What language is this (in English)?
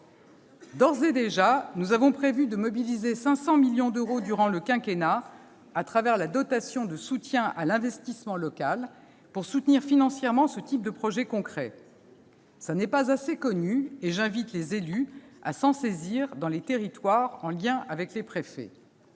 French